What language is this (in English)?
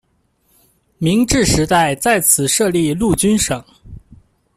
Chinese